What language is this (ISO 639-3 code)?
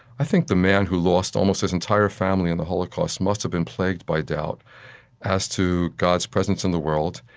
eng